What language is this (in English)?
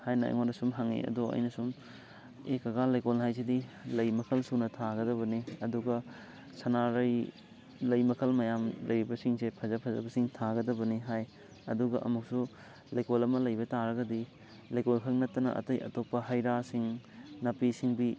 Manipuri